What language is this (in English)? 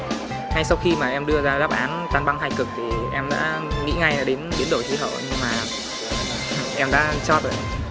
Vietnamese